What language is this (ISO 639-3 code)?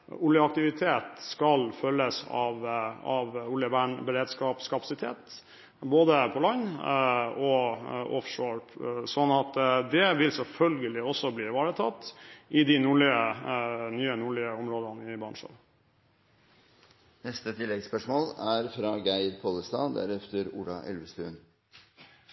nor